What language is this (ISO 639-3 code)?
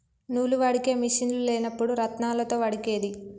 tel